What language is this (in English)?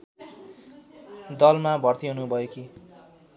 Nepali